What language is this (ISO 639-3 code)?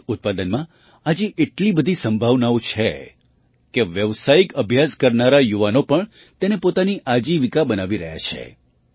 guj